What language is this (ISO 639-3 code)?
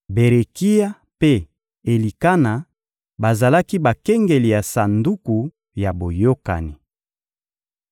lin